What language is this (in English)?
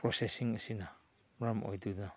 Manipuri